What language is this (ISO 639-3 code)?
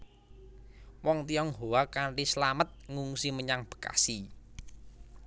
jav